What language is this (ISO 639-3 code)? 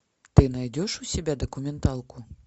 rus